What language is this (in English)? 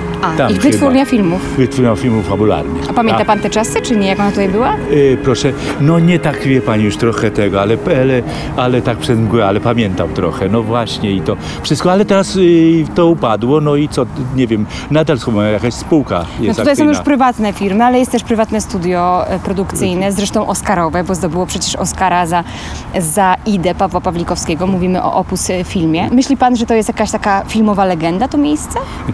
Polish